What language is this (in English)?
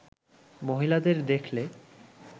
Bangla